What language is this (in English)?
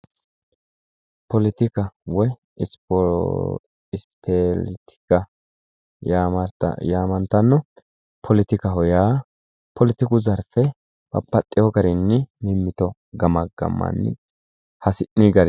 Sidamo